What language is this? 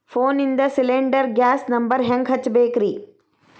Kannada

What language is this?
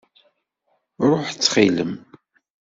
Kabyle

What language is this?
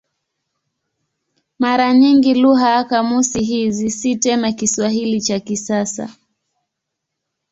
Swahili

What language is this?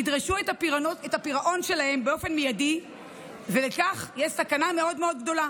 Hebrew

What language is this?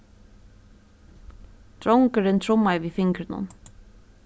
Faroese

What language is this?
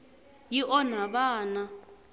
Tsonga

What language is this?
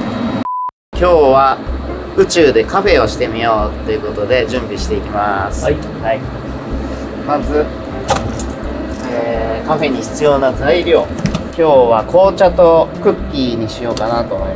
Japanese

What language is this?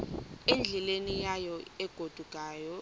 Xhosa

